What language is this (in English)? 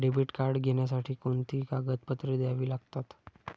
Marathi